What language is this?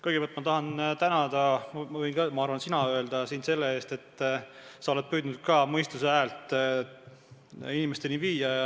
Estonian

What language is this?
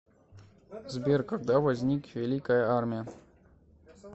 Russian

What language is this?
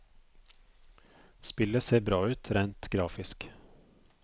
Norwegian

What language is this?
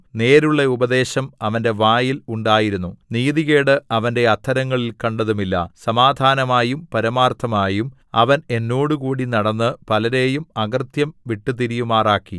Malayalam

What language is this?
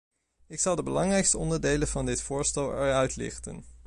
Dutch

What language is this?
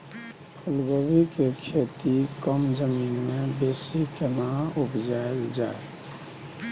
Maithili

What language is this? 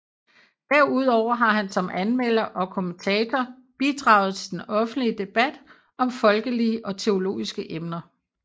Danish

